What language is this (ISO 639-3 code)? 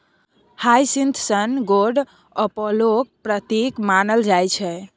mai